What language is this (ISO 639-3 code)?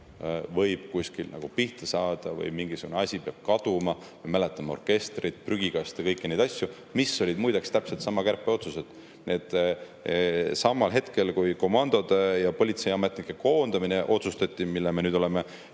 est